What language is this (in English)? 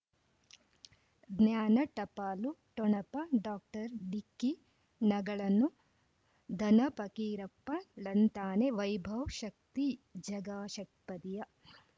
Kannada